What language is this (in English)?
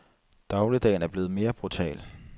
Danish